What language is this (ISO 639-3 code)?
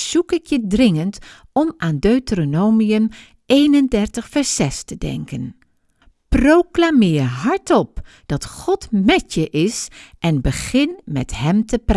nld